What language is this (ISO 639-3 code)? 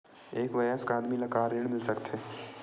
hne